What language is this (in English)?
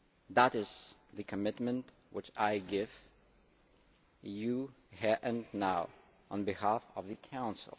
English